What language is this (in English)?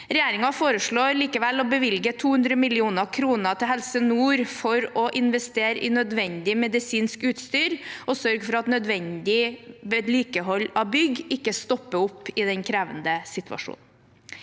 Norwegian